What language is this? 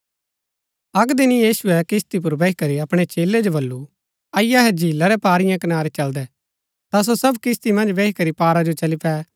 Gaddi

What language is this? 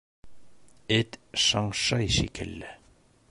Bashkir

